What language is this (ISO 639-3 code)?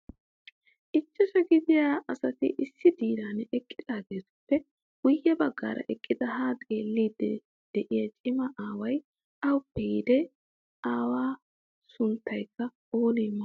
wal